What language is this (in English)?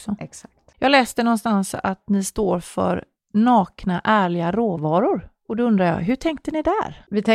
Swedish